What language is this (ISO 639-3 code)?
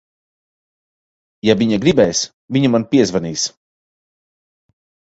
lav